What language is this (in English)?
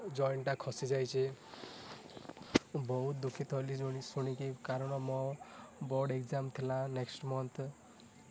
Odia